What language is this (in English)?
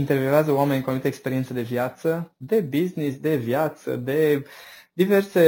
Romanian